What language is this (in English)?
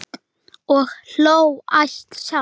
Icelandic